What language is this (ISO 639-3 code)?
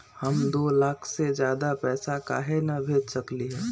mag